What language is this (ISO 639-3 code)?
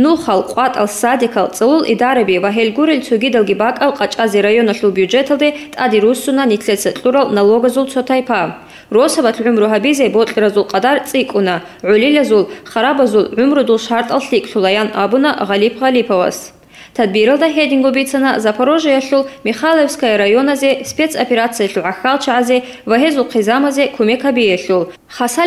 rus